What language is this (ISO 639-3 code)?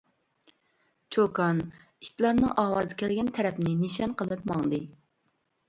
uig